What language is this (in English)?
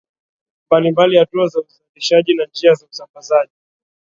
Swahili